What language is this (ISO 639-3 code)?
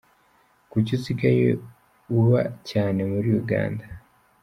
kin